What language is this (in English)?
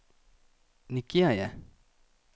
Danish